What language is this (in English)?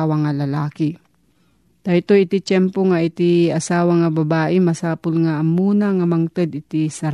Filipino